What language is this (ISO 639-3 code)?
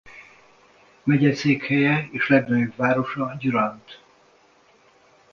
hun